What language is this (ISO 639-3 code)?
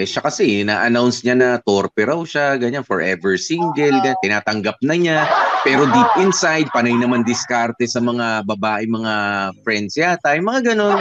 fil